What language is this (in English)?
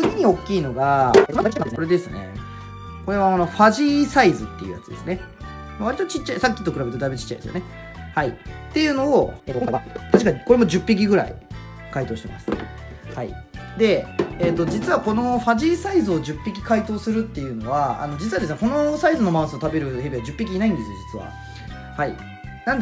Japanese